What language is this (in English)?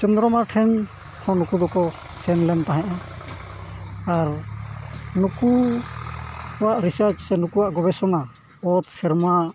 Santali